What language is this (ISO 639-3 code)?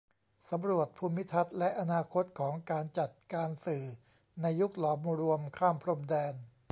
tha